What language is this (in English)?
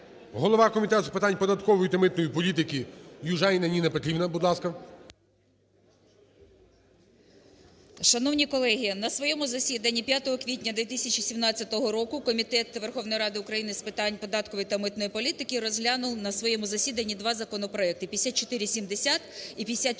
Ukrainian